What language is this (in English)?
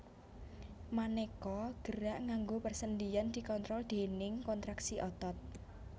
Javanese